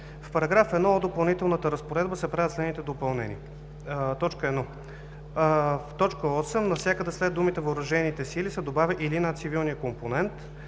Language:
Bulgarian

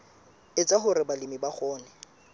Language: Southern Sotho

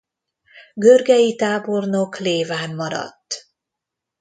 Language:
Hungarian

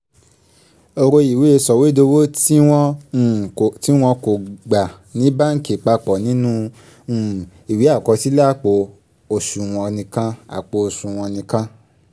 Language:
Yoruba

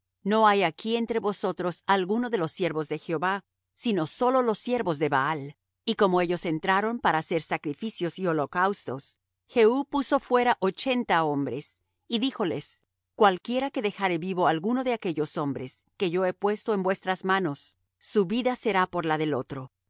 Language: Spanish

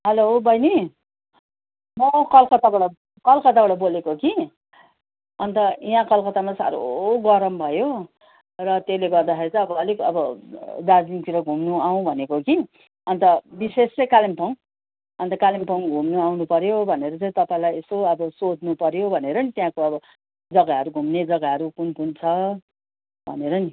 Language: Nepali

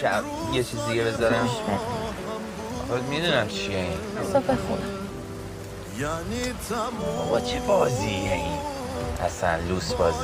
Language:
Persian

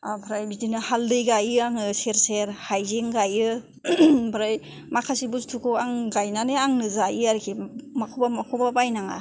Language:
Bodo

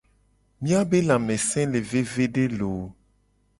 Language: Gen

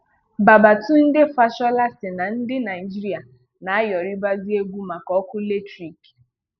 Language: Igbo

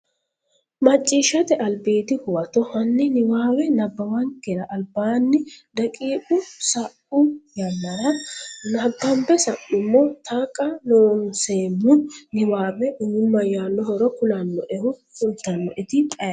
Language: Sidamo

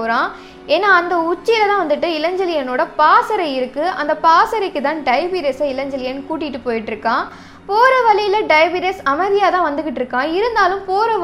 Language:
Tamil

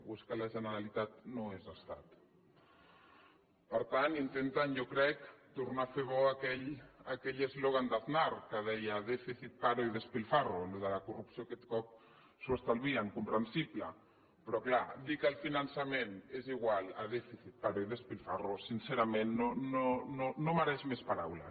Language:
Catalan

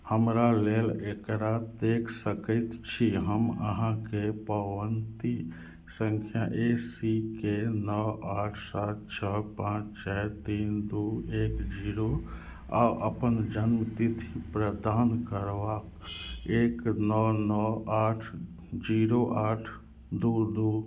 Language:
Maithili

